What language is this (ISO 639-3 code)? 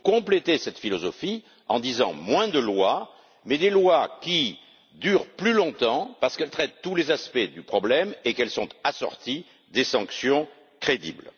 fra